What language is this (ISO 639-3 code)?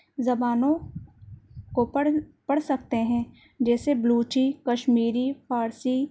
urd